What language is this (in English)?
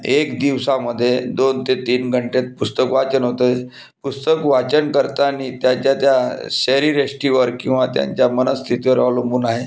Marathi